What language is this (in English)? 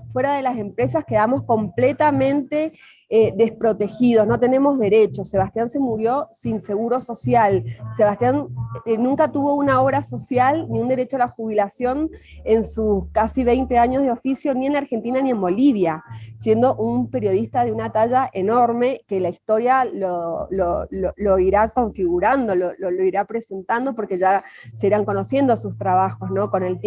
Spanish